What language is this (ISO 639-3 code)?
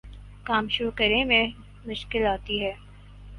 urd